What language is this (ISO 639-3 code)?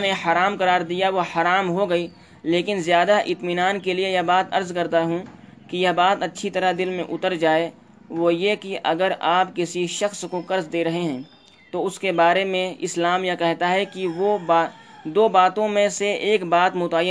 urd